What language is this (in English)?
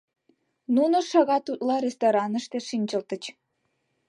Mari